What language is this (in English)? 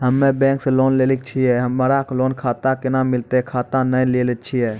Maithili